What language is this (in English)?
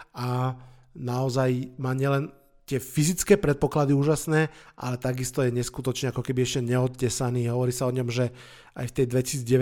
Slovak